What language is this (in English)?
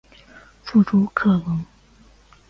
Chinese